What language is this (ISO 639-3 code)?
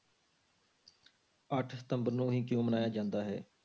pan